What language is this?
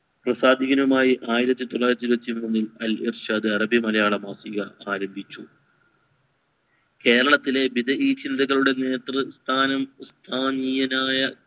Malayalam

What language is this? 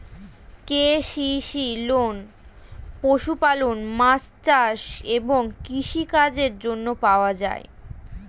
Bangla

